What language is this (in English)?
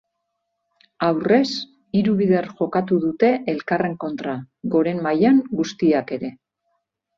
Basque